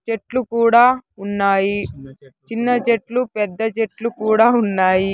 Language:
Telugu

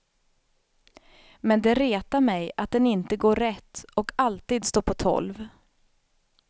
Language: Swedish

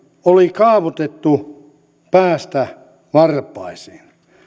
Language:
Finnish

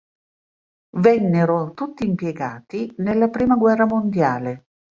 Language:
Italian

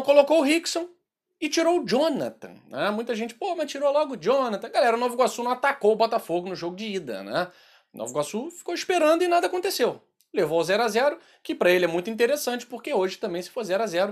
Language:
Portuguese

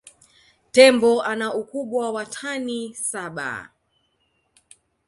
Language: Swahili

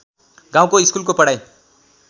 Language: Nepali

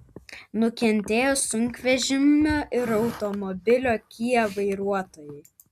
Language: Lithuanian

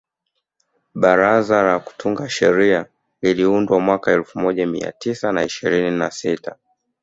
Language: Swahili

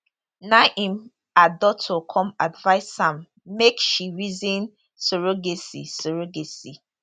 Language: Nigerian Pidgin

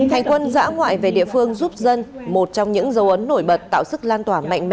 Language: Vietnamese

